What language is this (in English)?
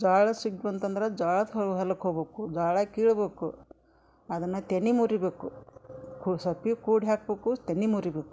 Kannada